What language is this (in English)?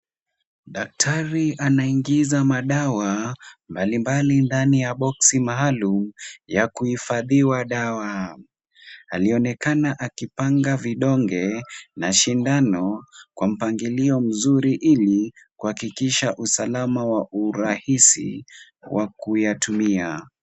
Swahili